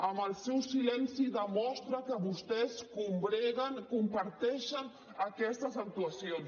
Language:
Catalan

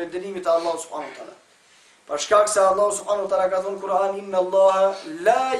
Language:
Turkish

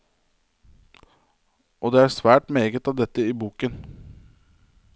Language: Norwegian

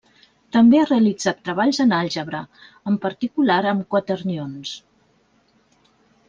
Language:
Catalan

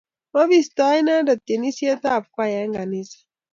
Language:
Kalenjin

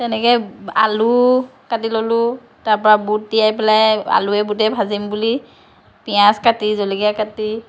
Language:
Assamese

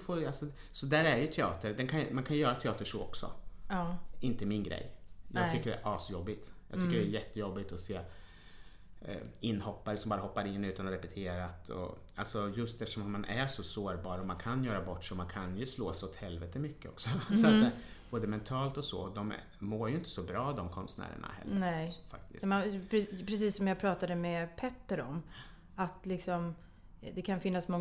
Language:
Swedish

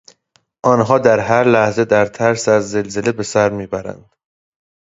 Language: Persian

